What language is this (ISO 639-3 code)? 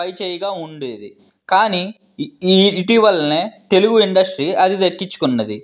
tel